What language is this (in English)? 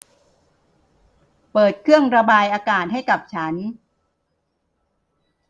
Thai